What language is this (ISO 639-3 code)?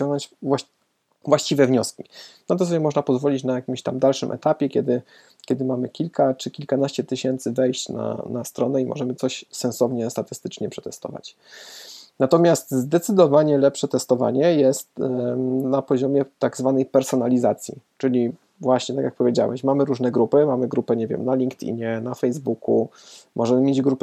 pol